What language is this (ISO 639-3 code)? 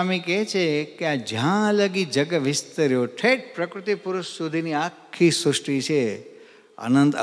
guj